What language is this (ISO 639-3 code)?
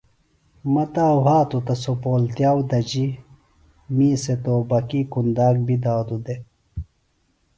phl